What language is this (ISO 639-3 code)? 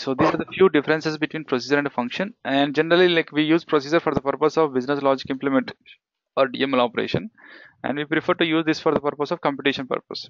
eng